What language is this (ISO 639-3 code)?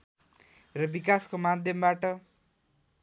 nep